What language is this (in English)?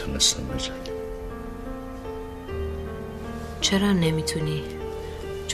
Persian